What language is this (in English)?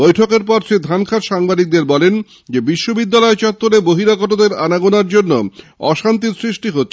Bangla